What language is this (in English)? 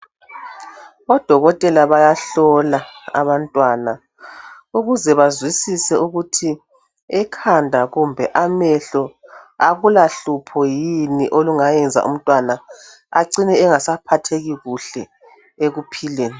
North Ndebele